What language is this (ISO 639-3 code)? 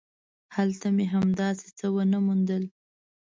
pus